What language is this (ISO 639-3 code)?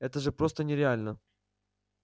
rus